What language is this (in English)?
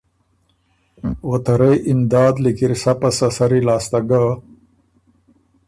Ormuri